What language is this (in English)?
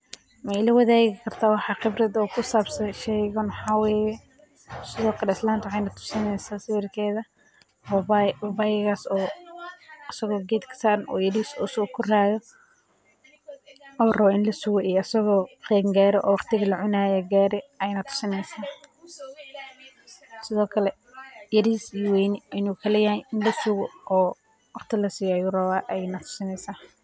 Somali